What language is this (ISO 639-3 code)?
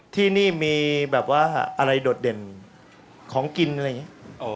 tha